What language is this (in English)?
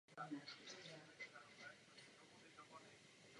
Czech